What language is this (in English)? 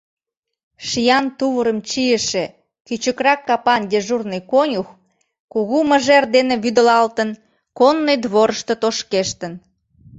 Mari